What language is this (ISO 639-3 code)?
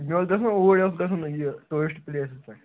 kas